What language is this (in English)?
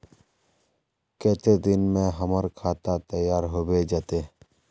Magahi